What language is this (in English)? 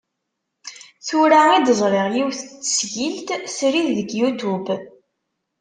Kabyle